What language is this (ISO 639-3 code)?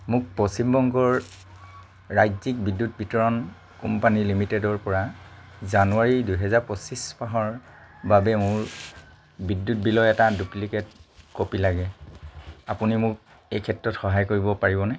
asm